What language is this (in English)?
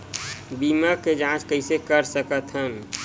Chhattisgarhi